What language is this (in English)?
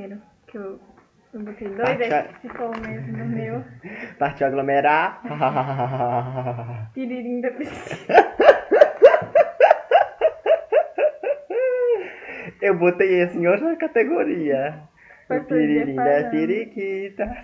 Portuguese